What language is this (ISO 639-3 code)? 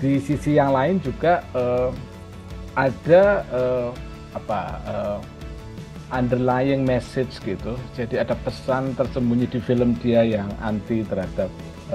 ind